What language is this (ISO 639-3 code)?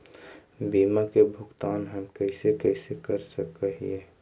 mag